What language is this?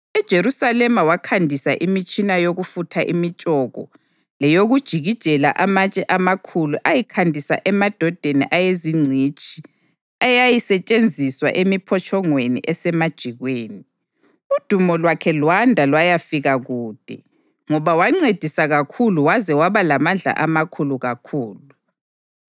North Ndebele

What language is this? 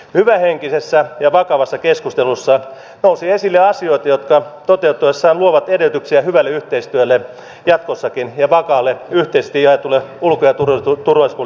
Finnish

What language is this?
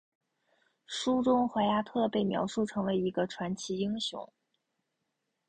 Chinese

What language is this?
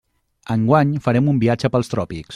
Catalan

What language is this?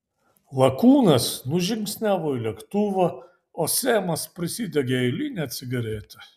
Lithuanian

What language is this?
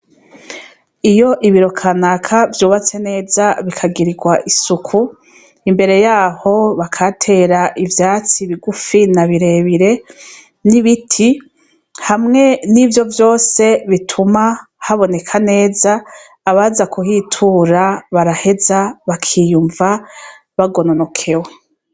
Rundi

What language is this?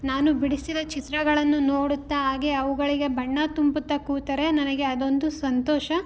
Kannada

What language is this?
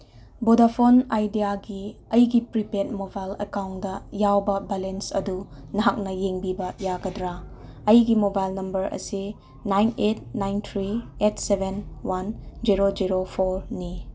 Manipuri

